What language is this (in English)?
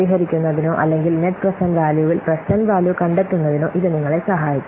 Malayalam